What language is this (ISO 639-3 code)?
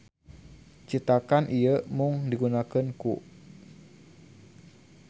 sun